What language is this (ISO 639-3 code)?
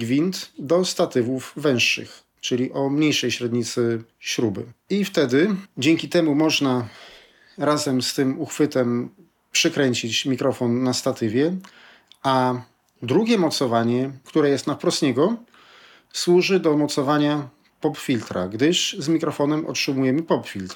pol